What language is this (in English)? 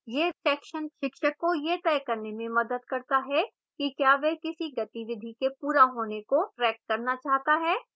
Hindi